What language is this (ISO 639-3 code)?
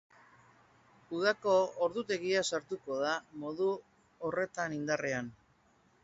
eus